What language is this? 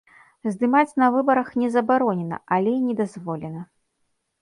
Belarusian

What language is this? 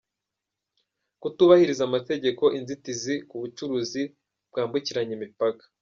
Kinyarwanda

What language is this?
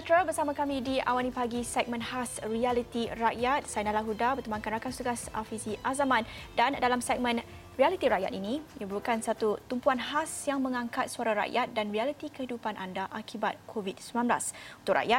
Malay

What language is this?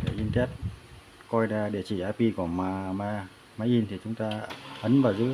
Vietnamese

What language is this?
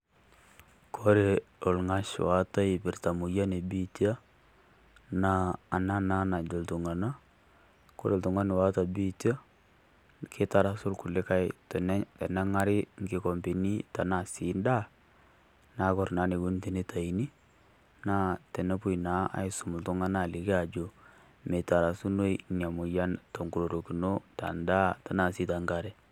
Masai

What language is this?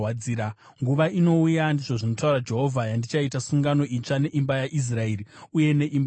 Shona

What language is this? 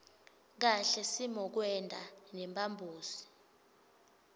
Swati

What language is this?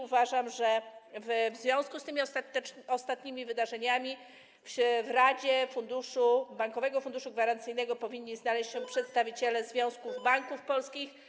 Polish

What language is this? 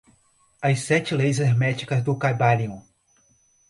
Portuguese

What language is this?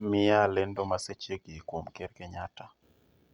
Luo (Kenya and Tanzania)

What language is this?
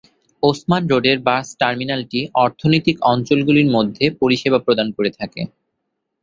Bangla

